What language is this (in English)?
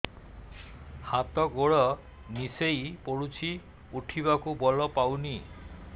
Odia